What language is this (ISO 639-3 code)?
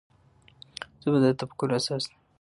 pus